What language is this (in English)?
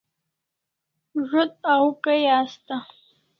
Kalasha